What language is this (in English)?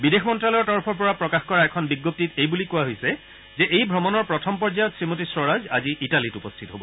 Assamese